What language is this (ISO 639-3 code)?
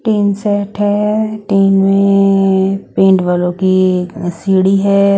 hin